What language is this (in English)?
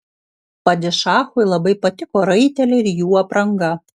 Lithuanian